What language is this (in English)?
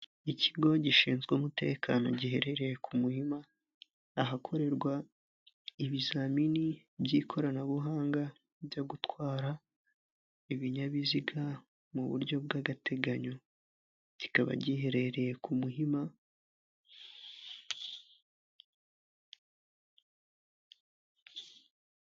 Kinyarwanda